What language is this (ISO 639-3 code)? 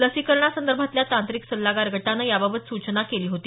mar